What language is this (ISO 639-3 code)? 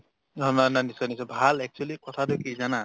asm